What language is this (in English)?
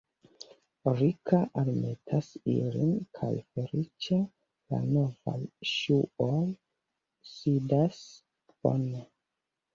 Esperanto